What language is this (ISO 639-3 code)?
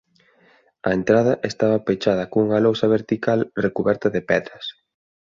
glg